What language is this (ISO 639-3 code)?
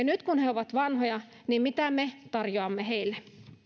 fin